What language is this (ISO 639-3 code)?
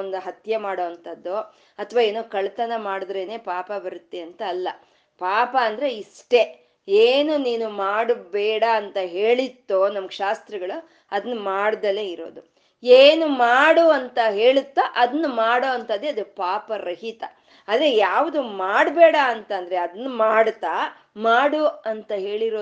kan